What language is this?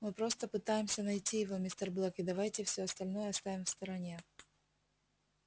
Russian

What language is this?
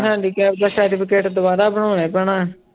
Punjabi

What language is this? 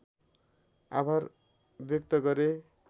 Nepali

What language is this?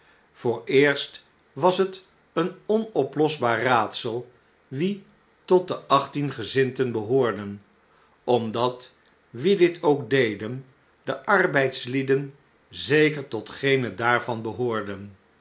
Dutch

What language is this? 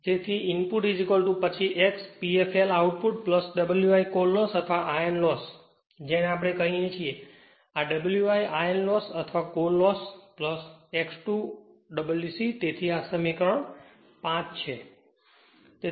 Gujarati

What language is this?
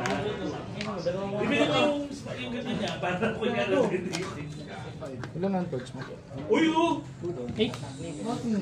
Filipino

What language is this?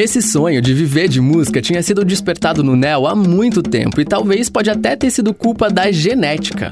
Portuguese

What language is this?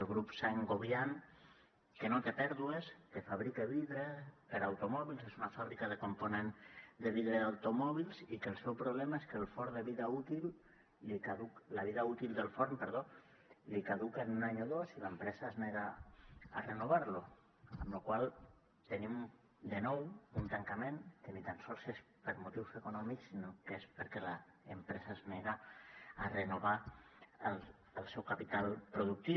Catalan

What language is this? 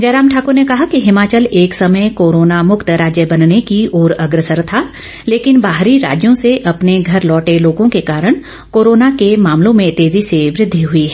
Hindi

